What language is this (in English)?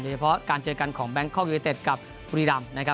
Thai